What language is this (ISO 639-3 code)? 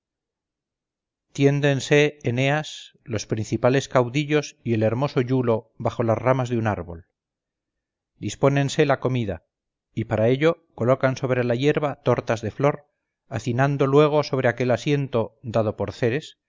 spa